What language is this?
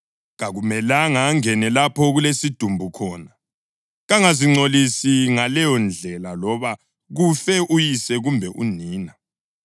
North Ndebele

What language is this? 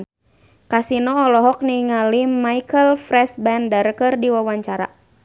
Sundanese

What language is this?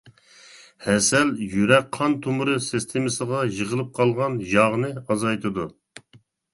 Uyghur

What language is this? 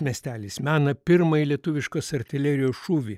Lithuanian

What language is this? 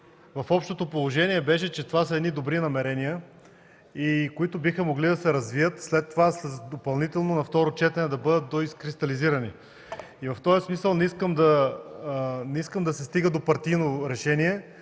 Bulgarian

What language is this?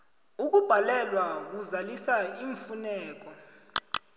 South Ndebele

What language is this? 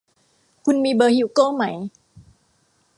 Thai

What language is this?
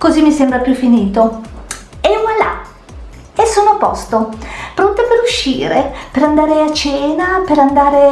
Italian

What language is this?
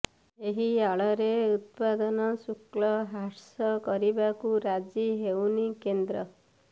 Odia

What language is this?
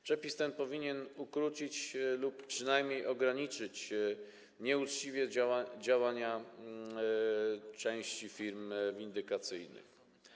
Polish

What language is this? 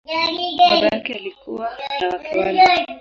Swahili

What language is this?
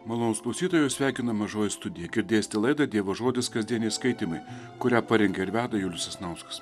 Lithuanian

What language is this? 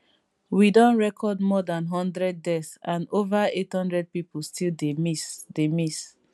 Nigerian Pidgin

